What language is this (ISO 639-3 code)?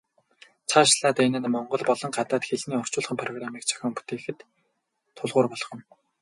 mon